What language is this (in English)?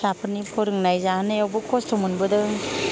Bodo